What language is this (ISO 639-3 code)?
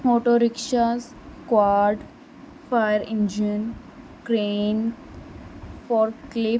pan